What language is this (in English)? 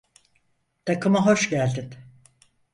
Turkish